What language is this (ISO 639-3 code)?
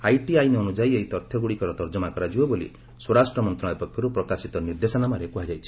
ori